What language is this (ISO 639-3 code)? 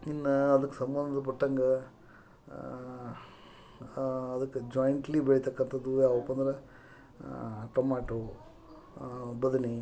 kan